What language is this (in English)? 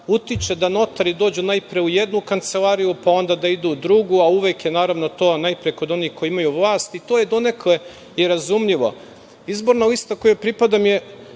Serbian